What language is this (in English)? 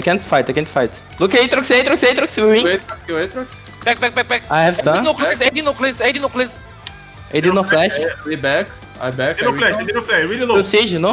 Portuguese